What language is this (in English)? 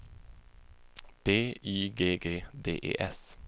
Swedish